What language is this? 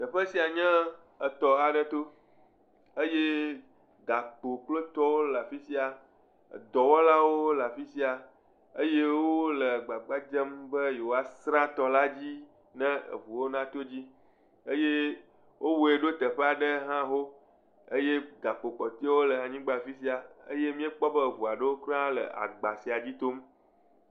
Ewe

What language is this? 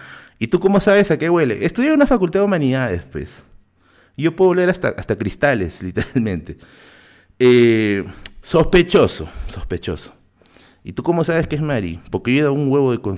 Spanish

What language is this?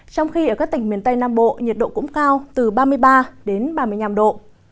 Vietnamese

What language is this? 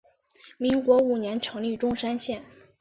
Chinese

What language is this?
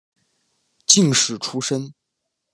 Chinese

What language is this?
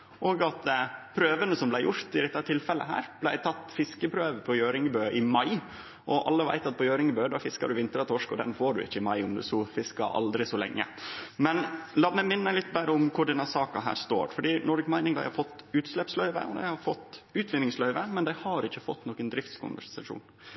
Norwegian Nynorsk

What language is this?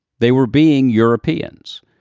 English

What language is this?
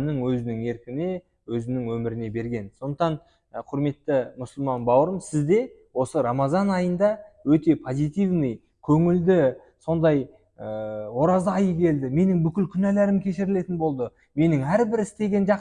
Turkish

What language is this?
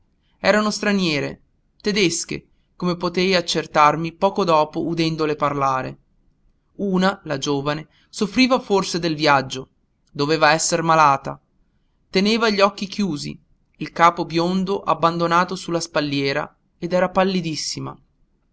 Italian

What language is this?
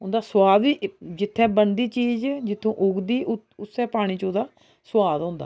Dogri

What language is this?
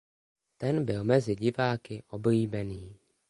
Czech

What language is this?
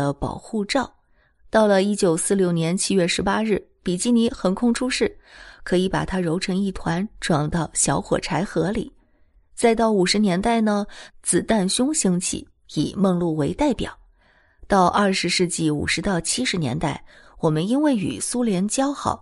Chinese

